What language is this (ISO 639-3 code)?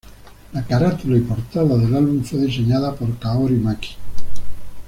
spa